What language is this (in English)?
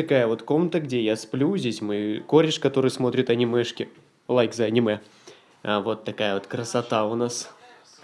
Russian